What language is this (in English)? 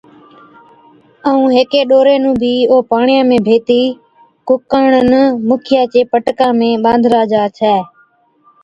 Od